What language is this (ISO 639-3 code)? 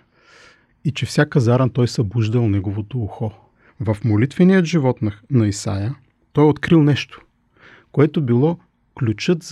bul